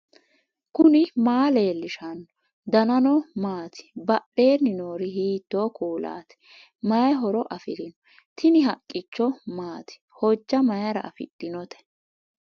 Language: Sidamo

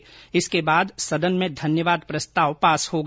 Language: Hindi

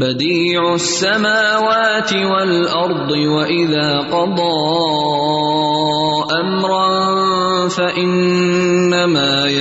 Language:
Urdu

